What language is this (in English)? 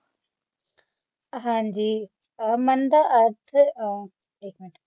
Punjabi